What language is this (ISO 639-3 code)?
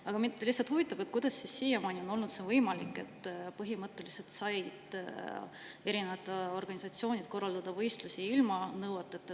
est